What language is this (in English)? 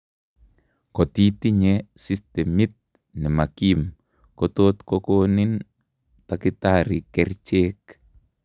Kalenjin